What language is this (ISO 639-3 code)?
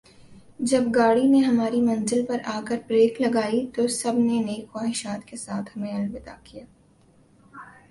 urd